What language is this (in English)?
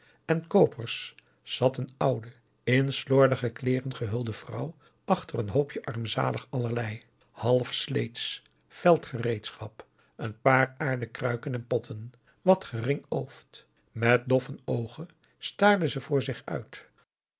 Dutch